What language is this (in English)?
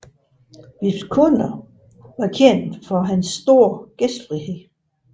Danish